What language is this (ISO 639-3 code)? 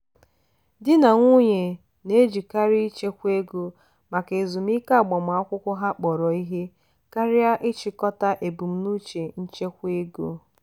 ibo